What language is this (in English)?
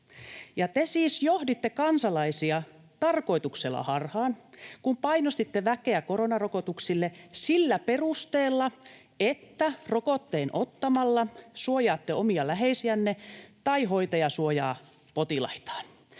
Finnish